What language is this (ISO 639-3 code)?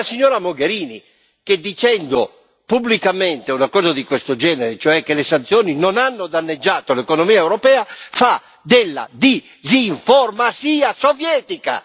ita